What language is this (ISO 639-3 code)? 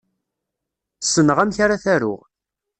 kab